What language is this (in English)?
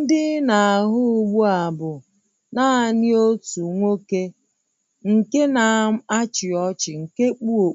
Igbo